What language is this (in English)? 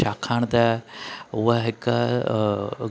Sindhi